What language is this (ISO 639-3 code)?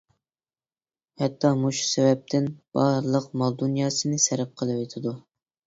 uig